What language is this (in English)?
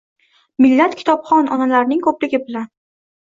Uzbek